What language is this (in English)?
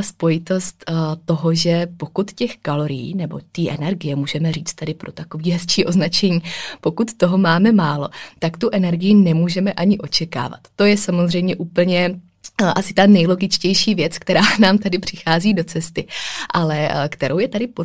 Czech